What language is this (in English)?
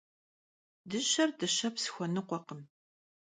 Kabardian